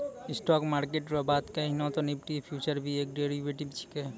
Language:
Maithili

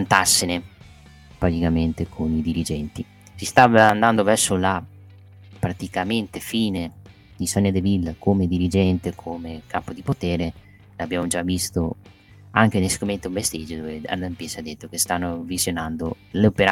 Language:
Italian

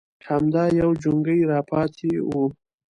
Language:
Pashto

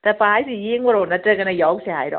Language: Manipuri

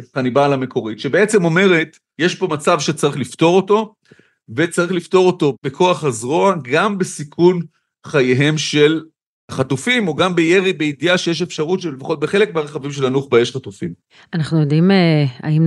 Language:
Hebrew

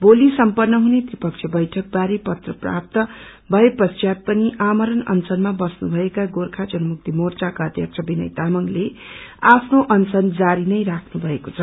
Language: Nepali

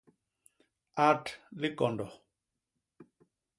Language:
Basaa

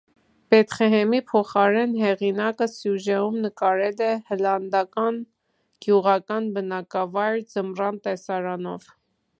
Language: Armenian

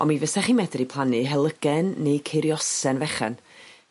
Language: Welsh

